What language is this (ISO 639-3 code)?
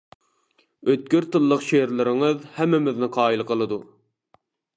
uig